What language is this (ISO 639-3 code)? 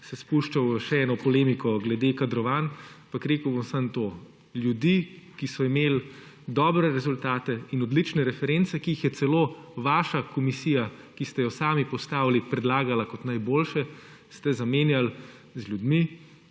slv